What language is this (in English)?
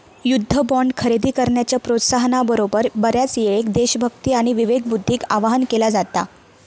Marathi